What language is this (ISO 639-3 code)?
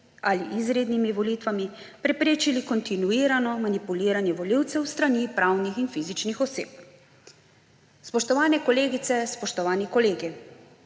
slv